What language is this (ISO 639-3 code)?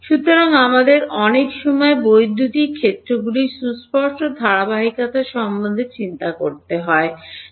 ben